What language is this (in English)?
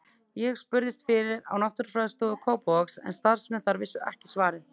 Icelandic